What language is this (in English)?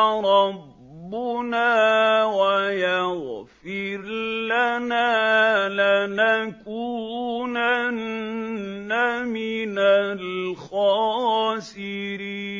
Arabic